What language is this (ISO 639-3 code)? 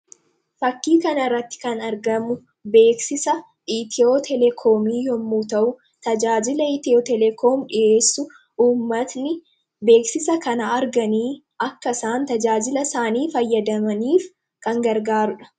orm